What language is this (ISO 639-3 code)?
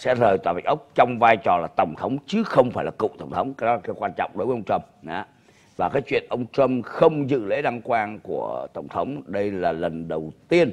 vie